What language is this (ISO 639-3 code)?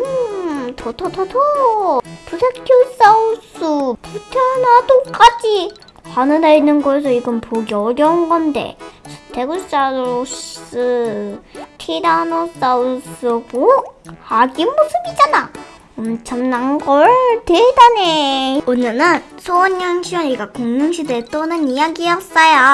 kor